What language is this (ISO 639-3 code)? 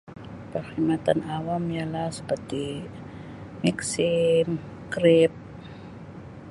msi